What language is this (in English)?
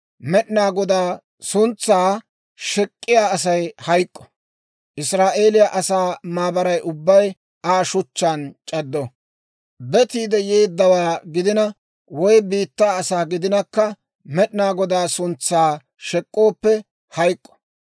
Dawro